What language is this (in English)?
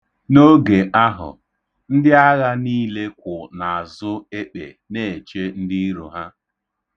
Igbo